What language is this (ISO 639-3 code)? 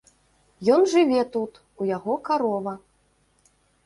bel